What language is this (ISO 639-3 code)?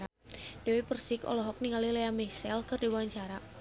sun